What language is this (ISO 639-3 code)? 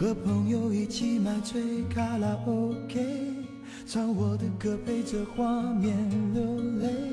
zho